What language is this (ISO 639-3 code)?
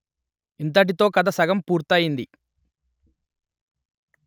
tel